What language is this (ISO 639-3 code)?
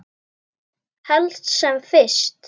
isl